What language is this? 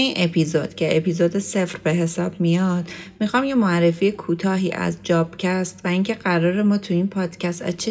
Persian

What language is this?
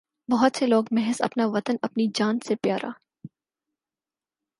Urdu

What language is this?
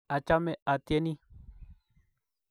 Kalenjin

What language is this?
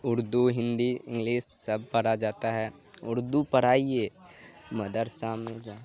Urdu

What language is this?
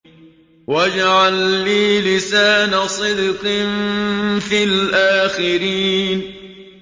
Arabic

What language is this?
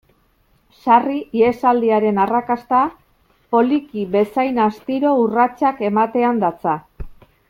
Basque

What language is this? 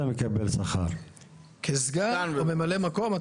Hebrew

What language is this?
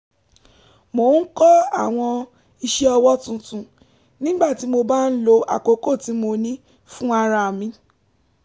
Yoruba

